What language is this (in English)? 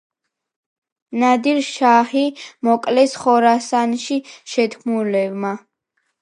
Georgian